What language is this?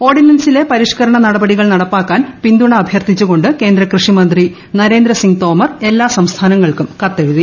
Malayalam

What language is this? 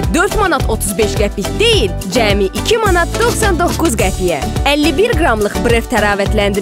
Turkish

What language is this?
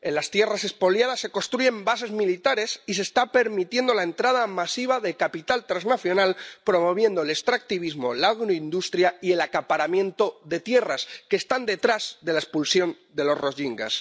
Spanish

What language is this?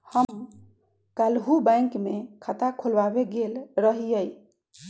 Magahi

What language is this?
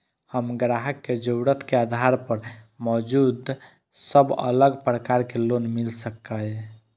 Maithili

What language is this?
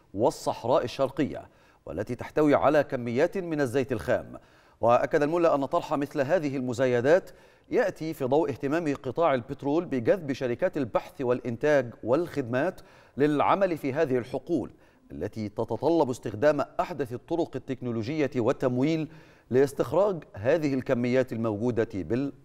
Arabic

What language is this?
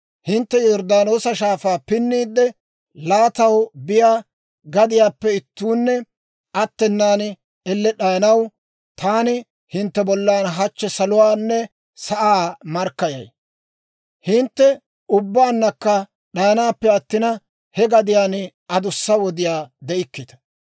Dawro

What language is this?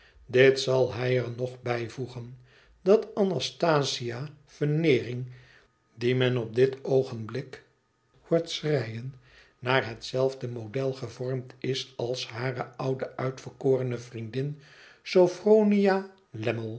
Dutch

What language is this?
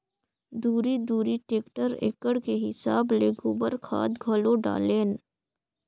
Chhattisgarhi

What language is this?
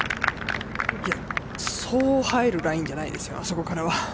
Japanese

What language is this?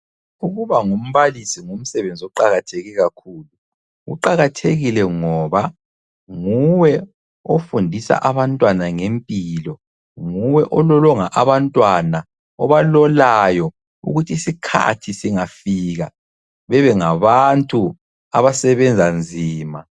North Ndebele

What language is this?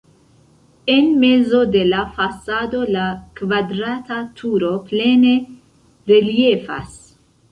Esperanto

